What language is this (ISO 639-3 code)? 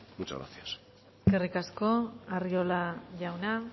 eus